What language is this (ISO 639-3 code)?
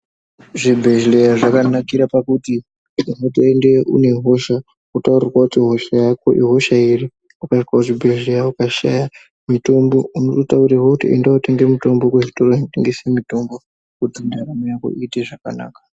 ndc